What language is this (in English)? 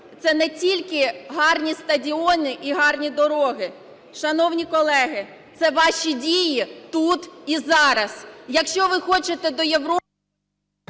Ukrainian